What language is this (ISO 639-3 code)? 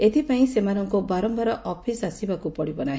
ori